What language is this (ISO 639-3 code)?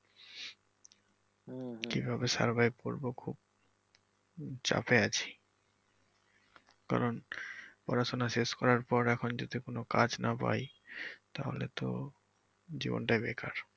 ben